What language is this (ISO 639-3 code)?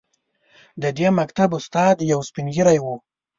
pus